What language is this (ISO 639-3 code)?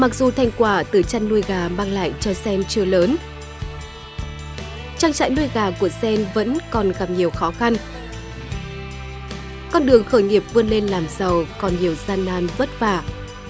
vie